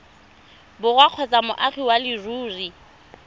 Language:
Tswana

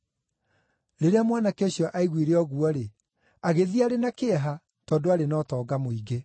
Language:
Kikuyu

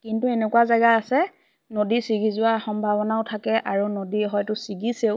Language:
Assamese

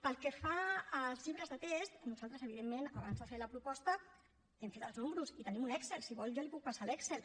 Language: Catalan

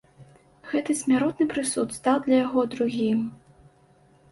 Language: Belarusian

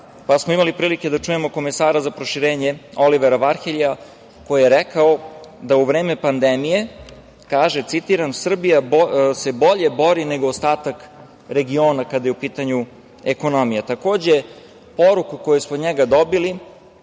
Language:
Serbian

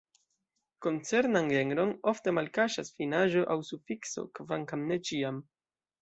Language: Esperanto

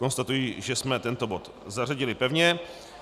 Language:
Czech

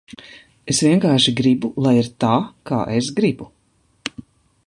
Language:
Latvian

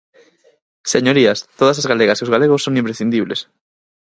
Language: Galician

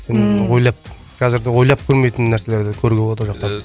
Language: Kazakh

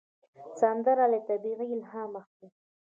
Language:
Pashto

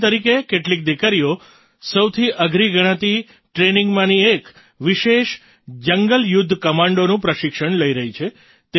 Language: Gujarati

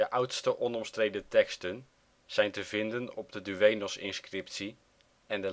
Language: Dutch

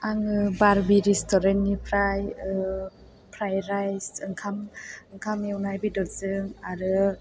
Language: Bodo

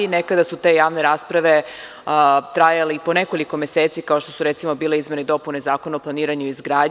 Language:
Serbian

